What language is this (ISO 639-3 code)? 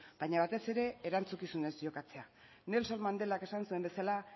eus